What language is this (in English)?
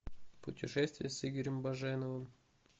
Russian